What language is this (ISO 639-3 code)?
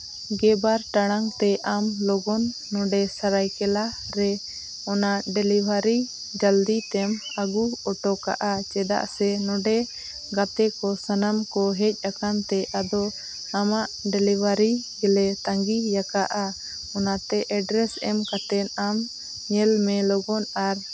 sat